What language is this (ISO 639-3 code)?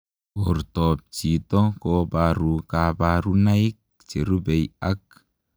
kln